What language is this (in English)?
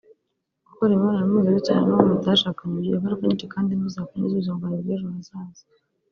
Kinyarwanda